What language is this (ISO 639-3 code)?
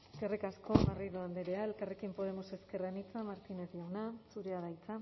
eus